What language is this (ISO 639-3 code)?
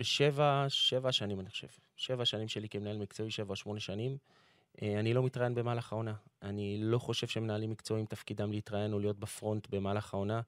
heb